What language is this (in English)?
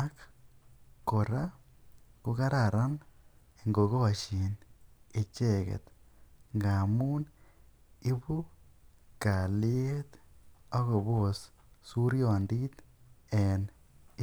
Kalenjin